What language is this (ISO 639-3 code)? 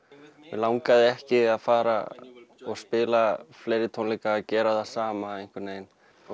isl